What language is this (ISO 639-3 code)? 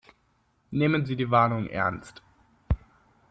deu